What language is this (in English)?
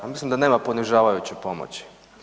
Croatian